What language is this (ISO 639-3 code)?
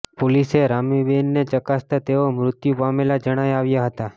guj